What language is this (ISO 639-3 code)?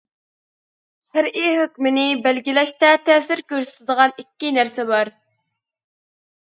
uig